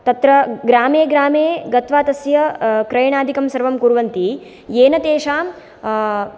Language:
Sanskrit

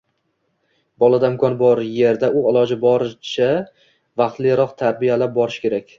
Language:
Uzbek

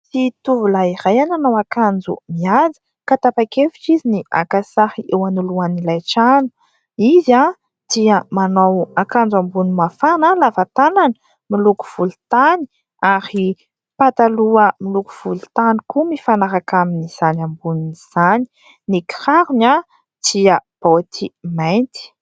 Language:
Malagasy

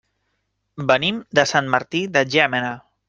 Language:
Catalan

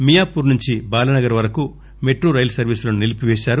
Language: Telugu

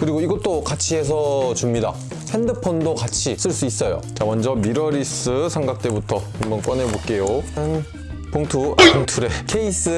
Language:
Korean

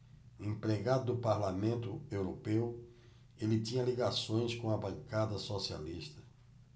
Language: Portuguese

